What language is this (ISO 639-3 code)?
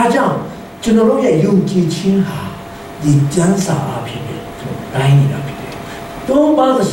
kor